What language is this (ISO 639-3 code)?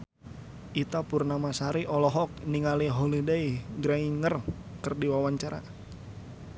sun